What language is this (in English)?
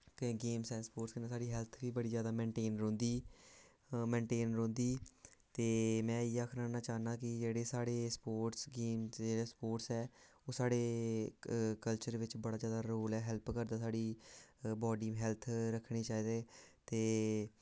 Dogri